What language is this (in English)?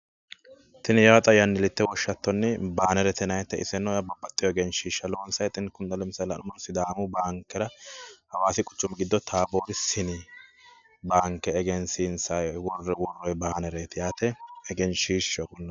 Sidamo